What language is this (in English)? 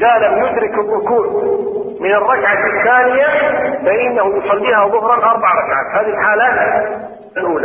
Arabic